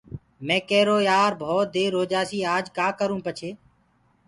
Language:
Gurgula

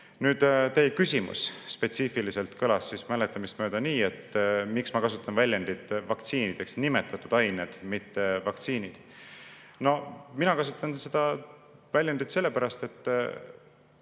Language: Estonian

